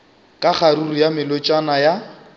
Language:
Northern Sotho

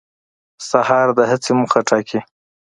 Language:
Pashto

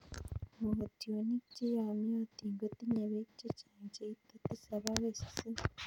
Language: Kalenjin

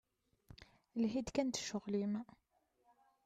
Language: Kabyle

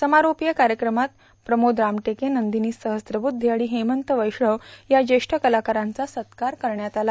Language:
Marathi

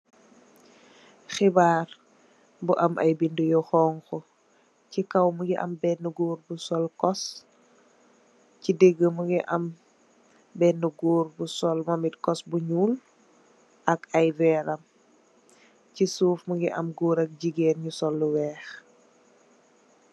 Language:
Wolof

